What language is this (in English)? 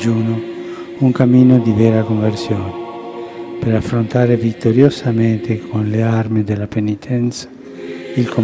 Italian